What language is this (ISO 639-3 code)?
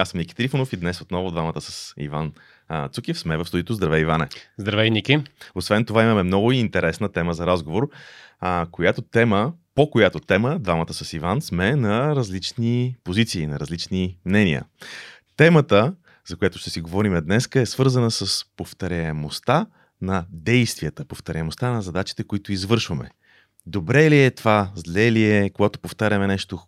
bul